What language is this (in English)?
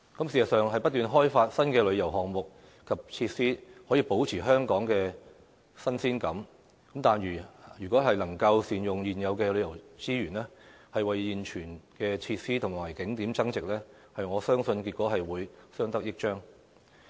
Cantonese